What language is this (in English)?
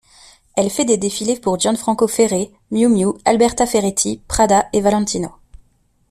French